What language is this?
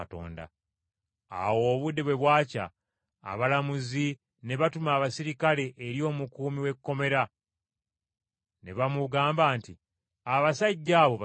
Ganda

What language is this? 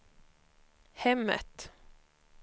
Swedish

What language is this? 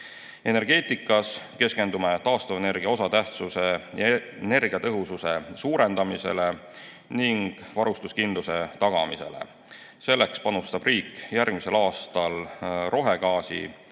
Estonian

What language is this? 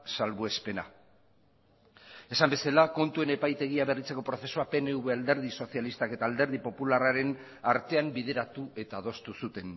Basque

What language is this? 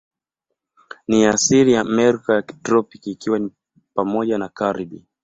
Swahili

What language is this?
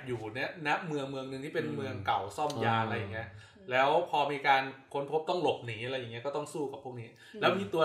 Thai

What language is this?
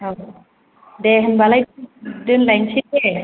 Bodo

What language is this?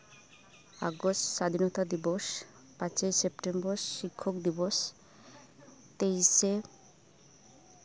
Santali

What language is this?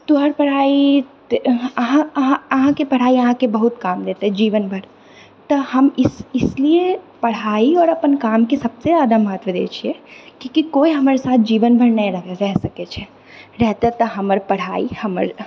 Maithili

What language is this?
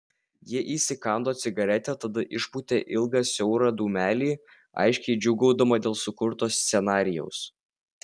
Lithuanian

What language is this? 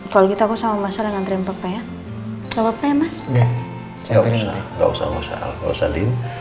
Indonesian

